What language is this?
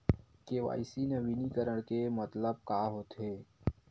Chhattisgarhi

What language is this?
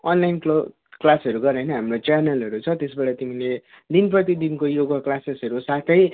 Nepali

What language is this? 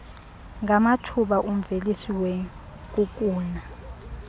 Xhosa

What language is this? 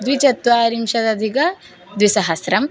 Sanskrit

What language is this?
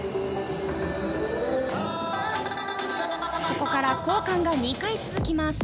Japanese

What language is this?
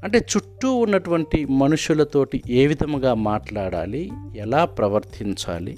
Telugu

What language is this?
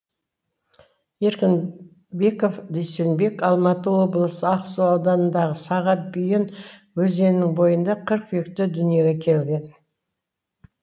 Kazakh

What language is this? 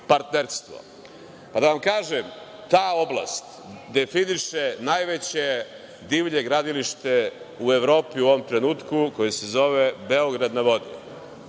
Serbian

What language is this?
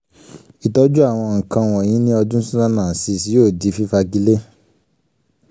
Yoruba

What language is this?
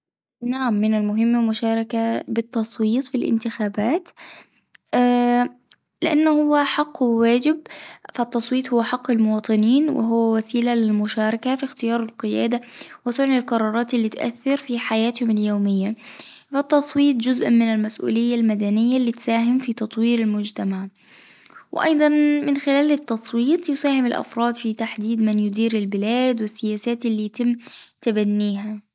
Tunisian Arabic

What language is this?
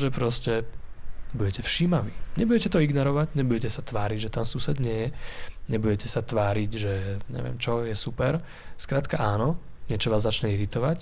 Slovak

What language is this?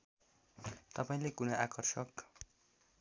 Nepali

